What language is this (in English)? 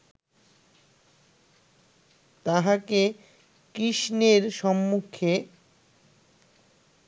Bangla